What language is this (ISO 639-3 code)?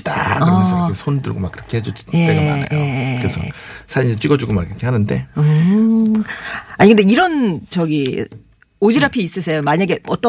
kor